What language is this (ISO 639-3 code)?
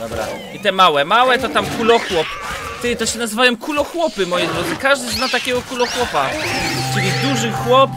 pol